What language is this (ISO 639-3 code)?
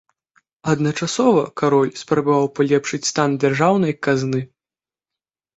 bel